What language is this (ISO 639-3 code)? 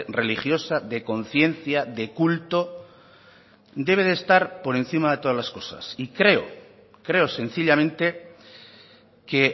spa